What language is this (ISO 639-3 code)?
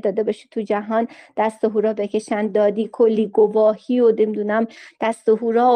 fas